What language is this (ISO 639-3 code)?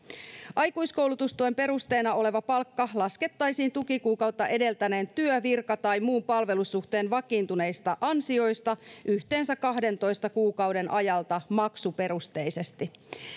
fin